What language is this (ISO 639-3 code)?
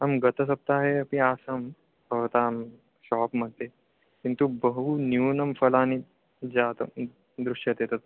san